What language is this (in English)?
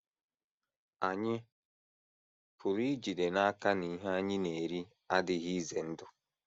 Igbo